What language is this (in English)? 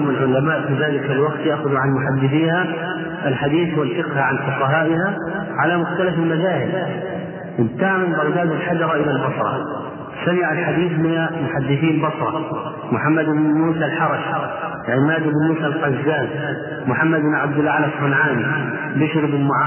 Arabic